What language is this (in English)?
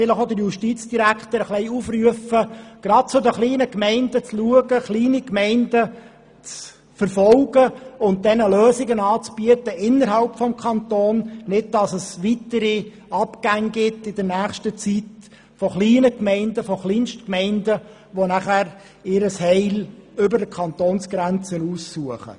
Swiss German